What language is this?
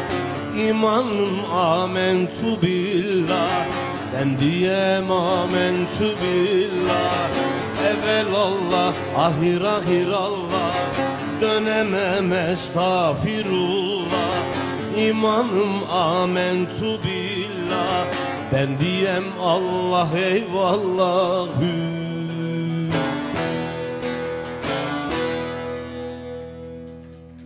Turkish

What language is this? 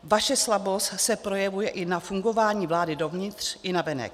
Czech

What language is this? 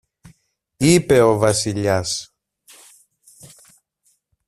Greek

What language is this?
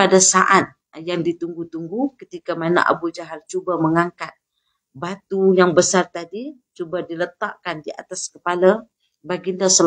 Malay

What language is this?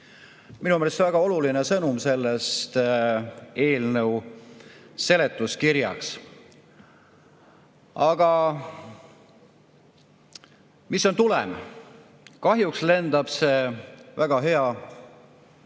Estonian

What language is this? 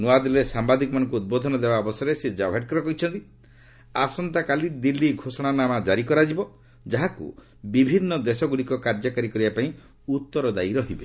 Odia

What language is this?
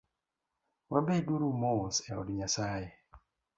Luo (Kenya and Tanzania)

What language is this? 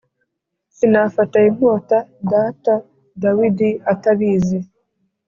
Kinyarwanda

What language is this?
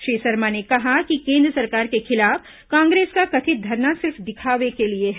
Hindi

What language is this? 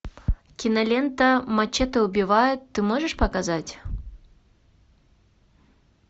Russian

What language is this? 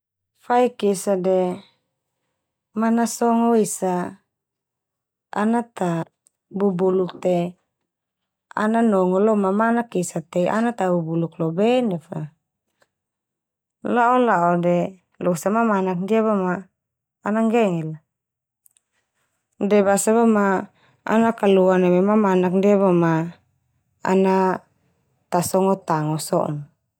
Termanu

